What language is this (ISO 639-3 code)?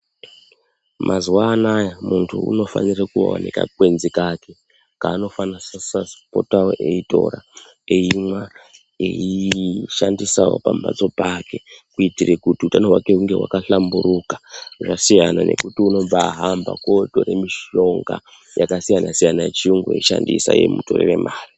ndc